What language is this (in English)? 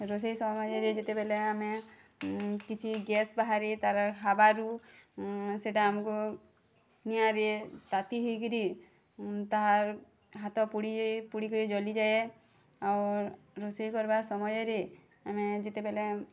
Odia